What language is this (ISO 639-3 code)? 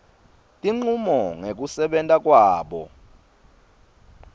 ssw